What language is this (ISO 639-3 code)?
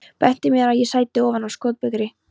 isl